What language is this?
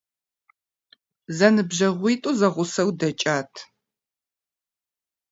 Kabardian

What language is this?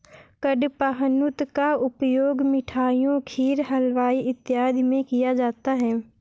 Hindi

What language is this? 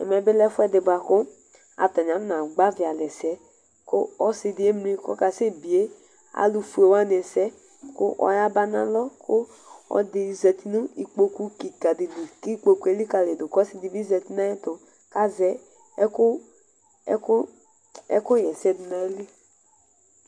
Ikposo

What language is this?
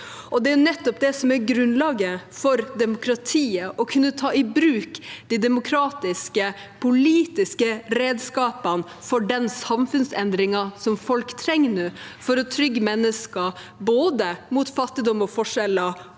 Norwegian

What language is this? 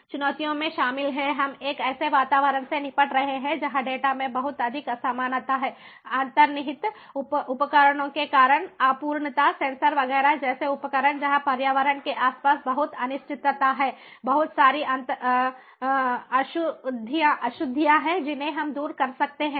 Hindi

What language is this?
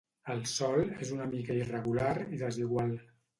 Catalan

